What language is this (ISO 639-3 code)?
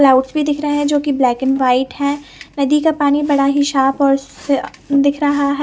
hin